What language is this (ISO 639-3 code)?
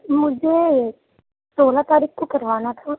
urd